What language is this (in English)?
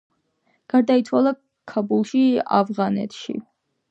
Georgian